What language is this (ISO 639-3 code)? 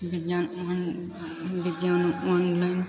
mai